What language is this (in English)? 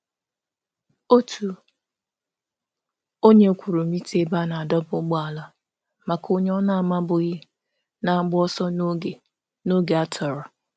Igbo